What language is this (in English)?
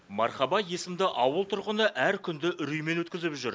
Kazakh